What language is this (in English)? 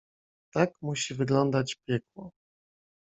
Polish